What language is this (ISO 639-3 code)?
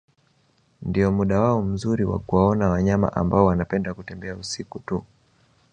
swa